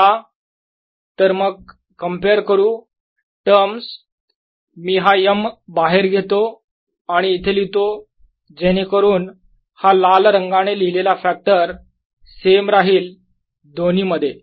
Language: Marathi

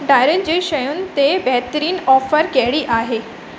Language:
Sindhi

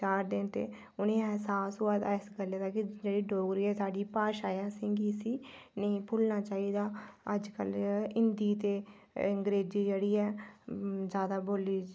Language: Dogri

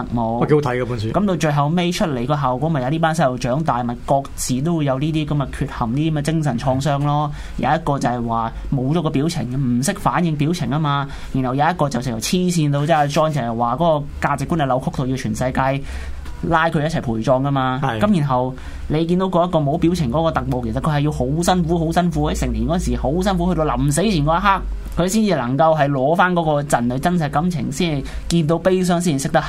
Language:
Chinese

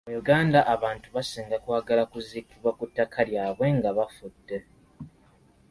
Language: Ganda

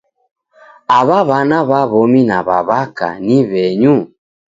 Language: Taita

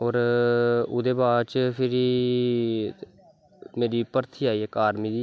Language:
Dogri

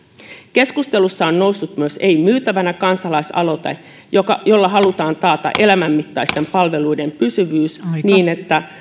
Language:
Finnish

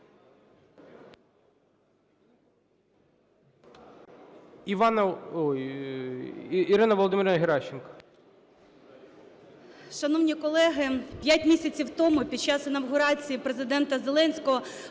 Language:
Ukrainian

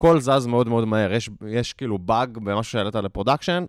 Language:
Hebrew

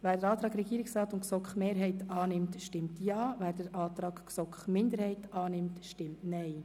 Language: Swiss German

